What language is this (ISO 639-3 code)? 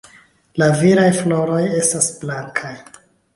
epo